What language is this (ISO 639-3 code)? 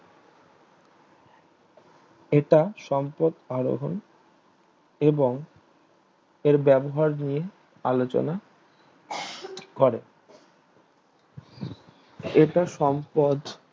ben